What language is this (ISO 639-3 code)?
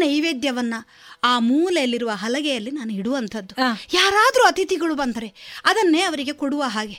kan